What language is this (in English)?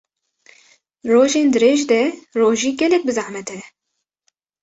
Kurdish